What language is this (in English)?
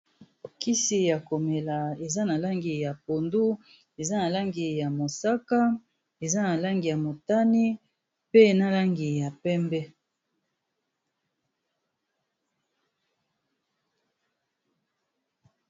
Lingala